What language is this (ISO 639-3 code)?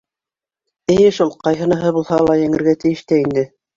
bak